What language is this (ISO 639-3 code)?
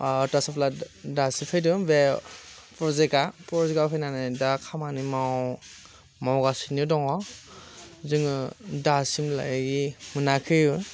brx